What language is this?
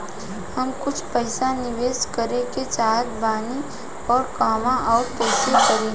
Bhojpuri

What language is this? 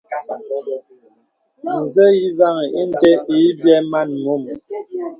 Bebele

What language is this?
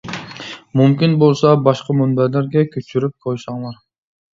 Uyghur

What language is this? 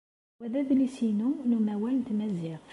Kabyle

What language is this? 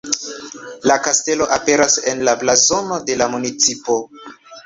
Esperanto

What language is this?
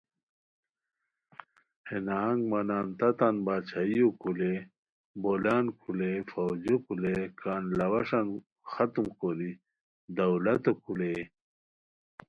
Khowar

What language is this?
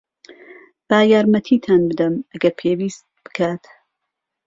Central Kurdish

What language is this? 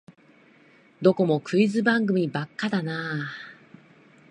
Japanese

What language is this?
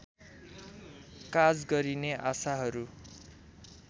Nepali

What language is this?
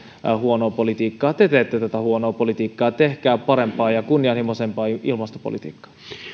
Finnish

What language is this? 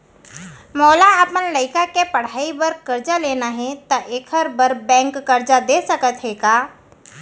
Chhattisgarhi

